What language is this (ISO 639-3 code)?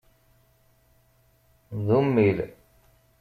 kab